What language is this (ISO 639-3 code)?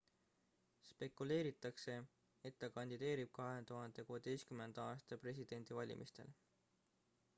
est